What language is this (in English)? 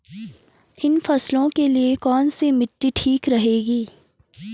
Hindi